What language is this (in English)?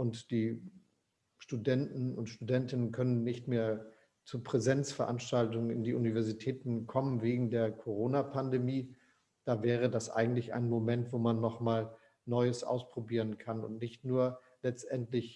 German